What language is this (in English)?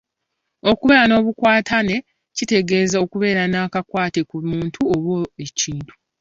Ganda